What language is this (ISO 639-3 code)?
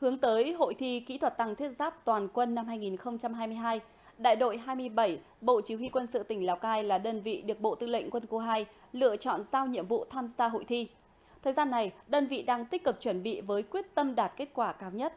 vie